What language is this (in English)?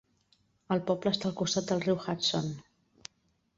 Catalan